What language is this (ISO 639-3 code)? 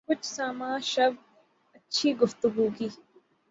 urd